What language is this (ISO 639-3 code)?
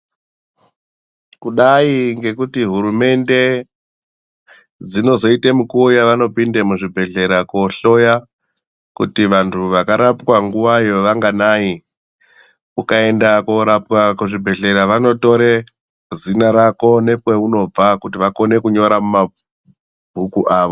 ndc